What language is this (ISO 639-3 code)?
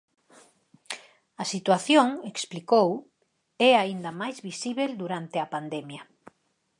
glg